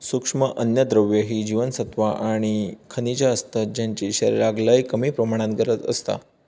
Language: Marathi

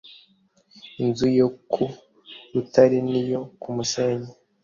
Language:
Kinyarwanda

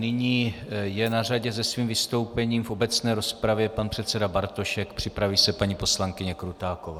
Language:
Czech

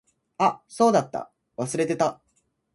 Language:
Japanese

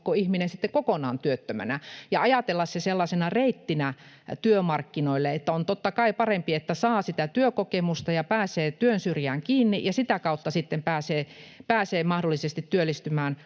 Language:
Finnish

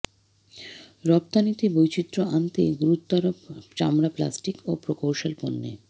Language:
Bangla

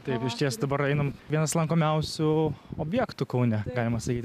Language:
Lithuanian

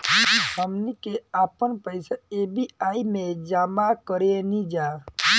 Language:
Bhojpuri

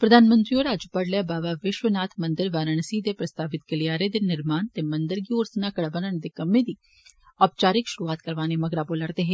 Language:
Dogri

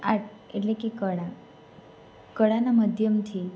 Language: Gujarati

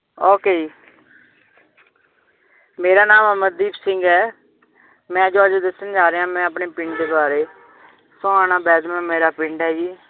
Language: Punjabi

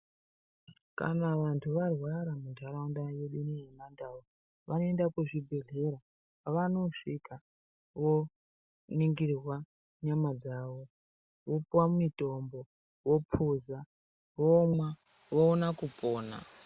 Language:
Ndau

